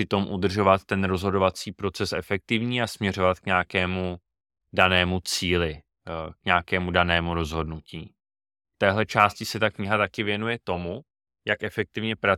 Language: Czech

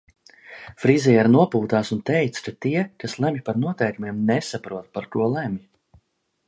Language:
Latvian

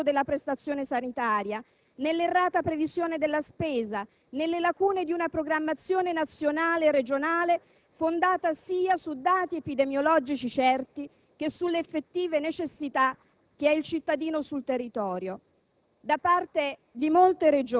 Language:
Italian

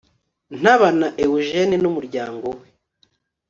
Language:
Kinyarwanda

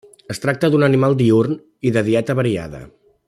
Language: Catalan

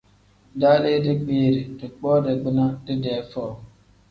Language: Tem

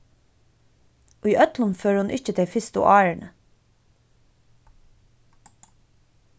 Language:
Faroese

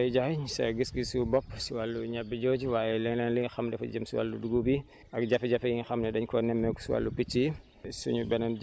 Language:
Wolof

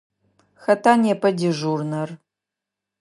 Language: Adyghe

